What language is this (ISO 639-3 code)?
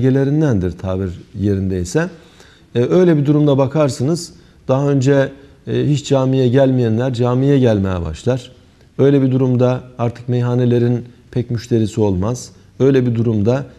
tur